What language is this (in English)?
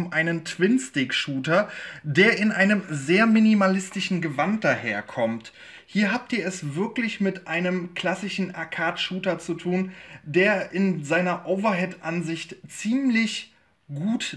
German